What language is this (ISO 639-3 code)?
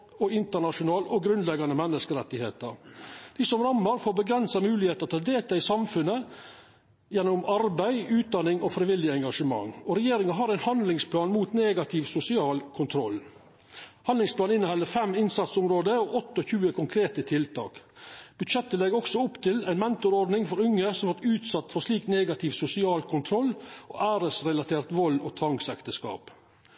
nno